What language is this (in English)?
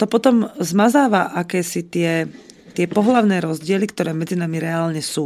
Slovak